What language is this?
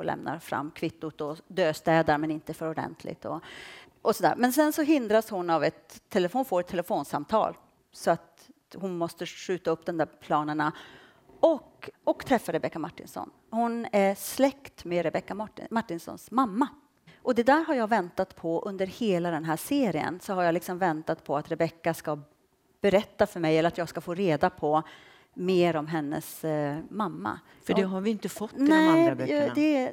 Swedish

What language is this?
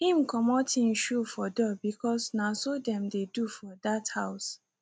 Nigerian Pidgin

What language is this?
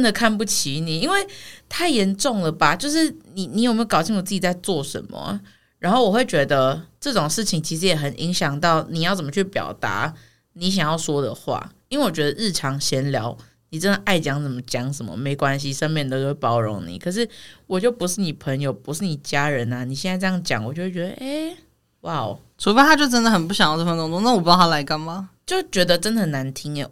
Chinese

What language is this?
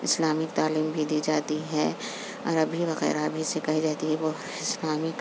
Urdu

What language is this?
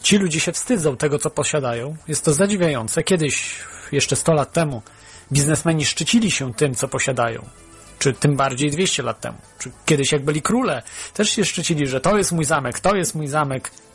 Polish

